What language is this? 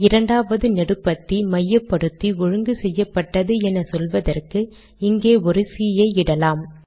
Tamil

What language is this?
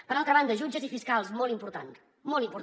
Catalan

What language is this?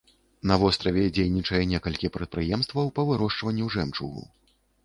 Belarusian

